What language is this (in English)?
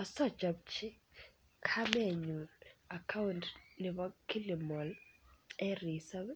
Kalenjin